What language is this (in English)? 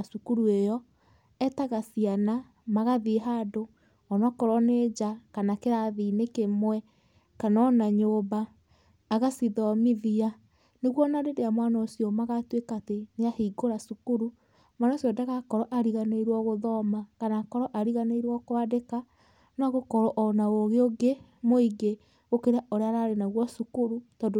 Kikuyu